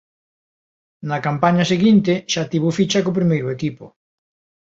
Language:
Galician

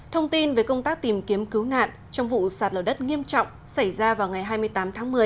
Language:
Vietnamese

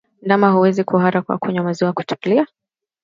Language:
Swahili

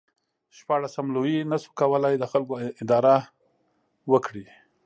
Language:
Pashto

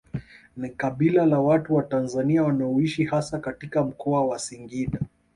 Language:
Swahili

